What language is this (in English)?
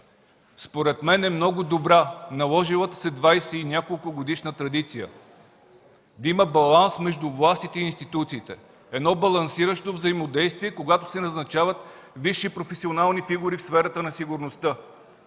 Bulgarian